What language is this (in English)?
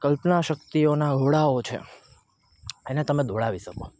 Gujarati